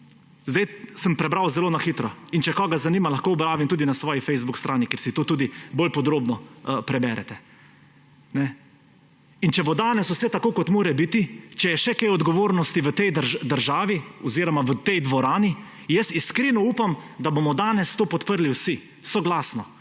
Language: Slovenian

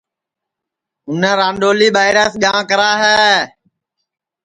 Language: Sansi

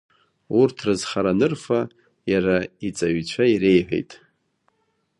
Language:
Abkhazian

